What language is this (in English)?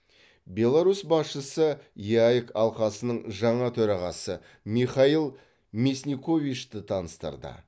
Kazakh